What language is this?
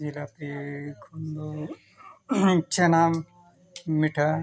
Santali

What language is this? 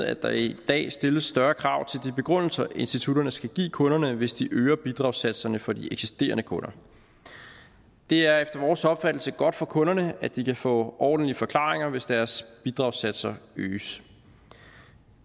Danish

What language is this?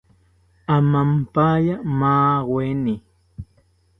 South Ucayali Ashéninka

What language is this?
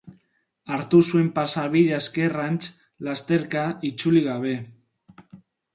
Basque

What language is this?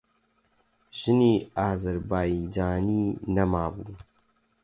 Central Kurdish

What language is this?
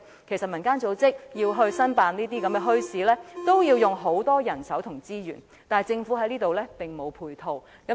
Cantonese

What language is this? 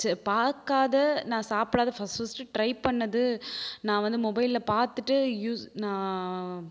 Tamil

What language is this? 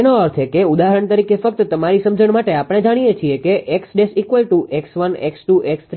Gujarati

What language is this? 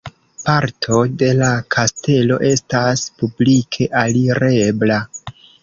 Esperanto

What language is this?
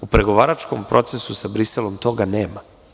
Serbian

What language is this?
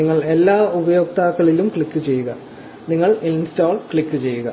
Malayalam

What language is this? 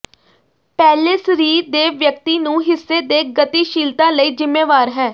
Punjabi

